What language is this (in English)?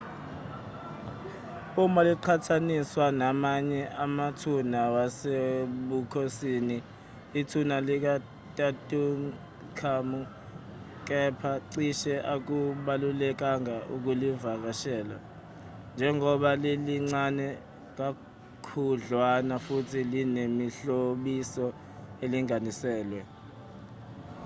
Zulu